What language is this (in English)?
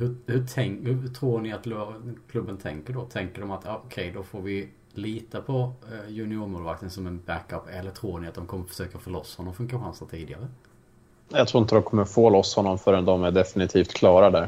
Swedish